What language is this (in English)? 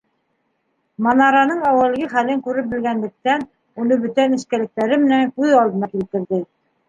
Bashkir